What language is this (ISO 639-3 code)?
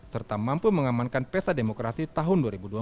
ind